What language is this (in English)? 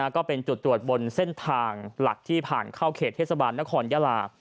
Thai